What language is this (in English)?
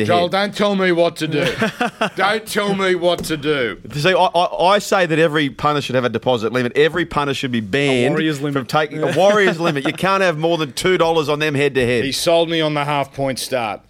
English